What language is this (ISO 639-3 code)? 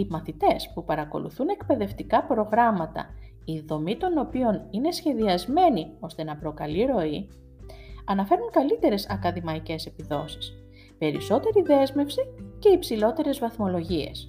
ell